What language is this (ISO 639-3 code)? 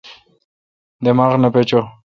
xka